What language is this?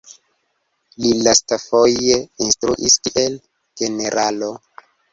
Esperanto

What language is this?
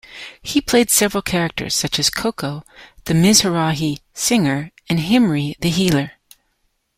English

